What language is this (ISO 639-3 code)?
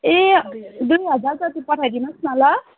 nep